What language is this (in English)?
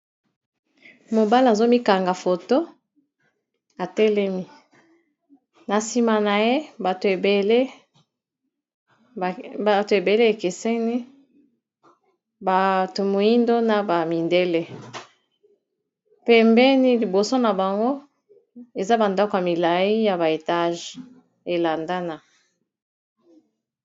Lingala